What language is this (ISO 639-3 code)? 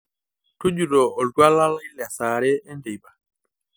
mas